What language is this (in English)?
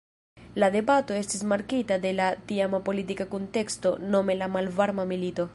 Esperanto